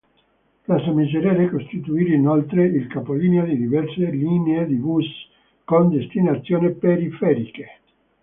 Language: Italian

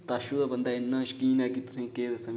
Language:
Dogri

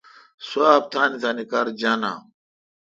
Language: Kalkoti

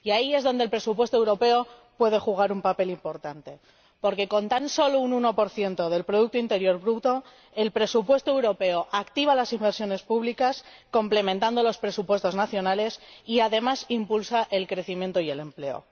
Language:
Spanish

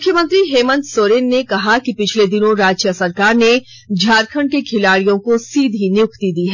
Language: Hindi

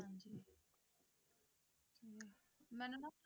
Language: Punjabi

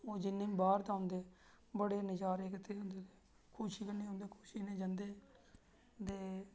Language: Dogri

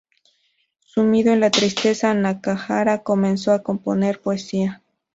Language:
Spanish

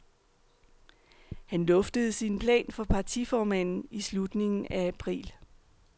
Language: Danish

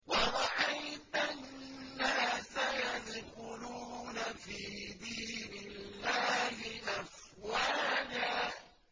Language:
Arabic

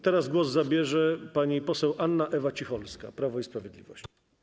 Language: Polish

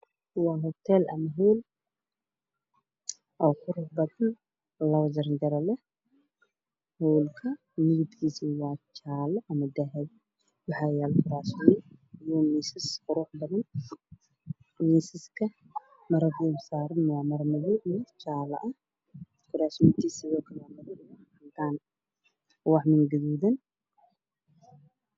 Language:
Somali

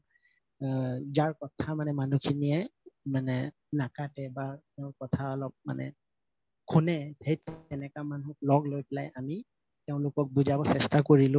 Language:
Assamese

